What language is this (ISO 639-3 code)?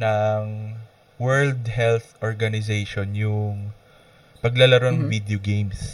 fil